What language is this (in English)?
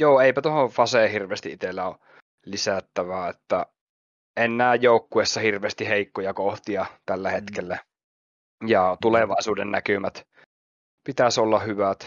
Finnish